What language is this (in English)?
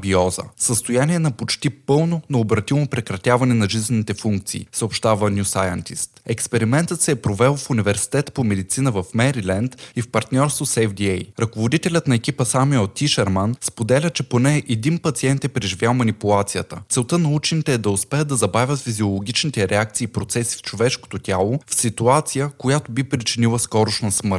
Bulgarian